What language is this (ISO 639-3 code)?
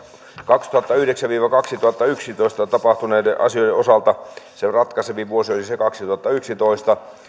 fin